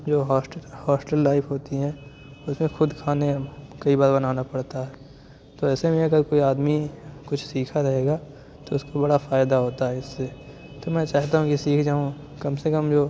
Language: Urdu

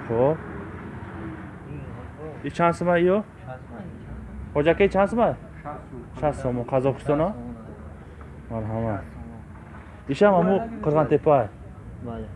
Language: Turkish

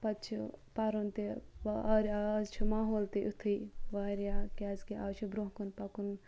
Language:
Kashmiri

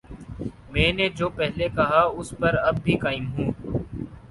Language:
Urdu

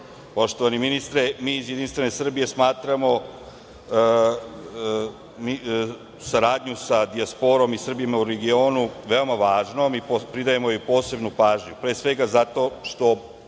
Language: Serbian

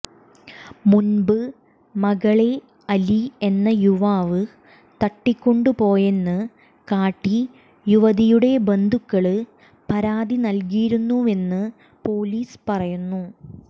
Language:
Malayalam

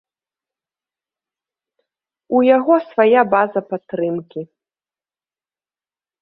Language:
Belarusian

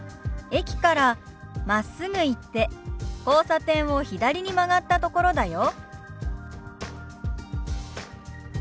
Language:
Japanese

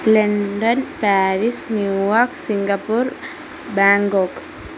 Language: Malayalam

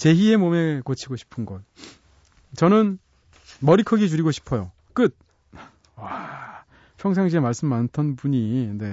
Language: Korean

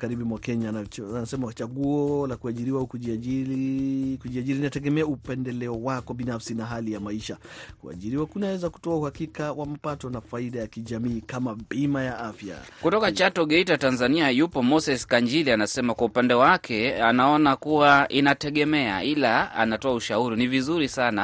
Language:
Swahili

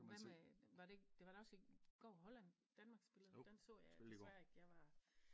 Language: Danish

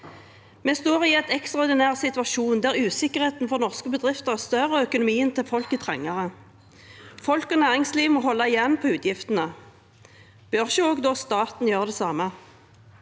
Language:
Norwegian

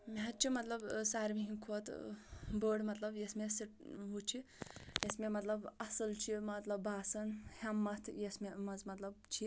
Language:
Kashmiri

